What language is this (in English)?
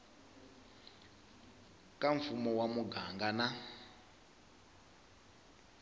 Tsonga